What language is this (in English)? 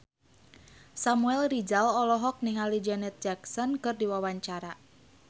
Sundanese